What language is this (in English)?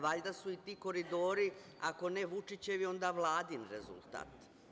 Serbian